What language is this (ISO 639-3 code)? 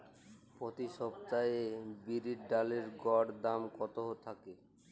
ben